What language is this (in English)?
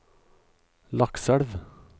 Norwegian